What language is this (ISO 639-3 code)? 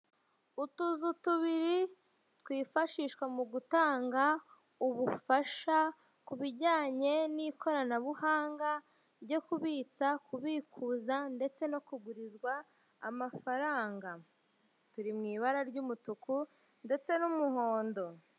kin